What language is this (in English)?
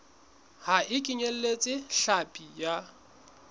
Southern Sotho